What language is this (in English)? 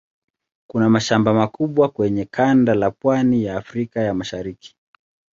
Swahili